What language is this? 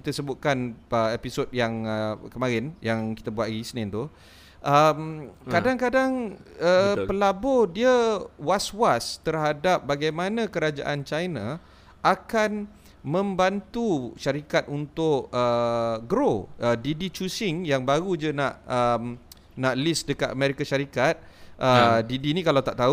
Malay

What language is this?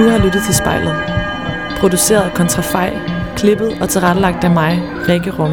Danish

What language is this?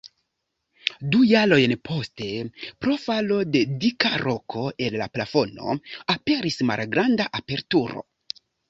Esperanto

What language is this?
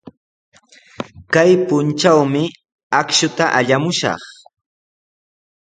Sihuas Ancash Quechua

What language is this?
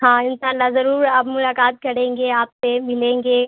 Urdu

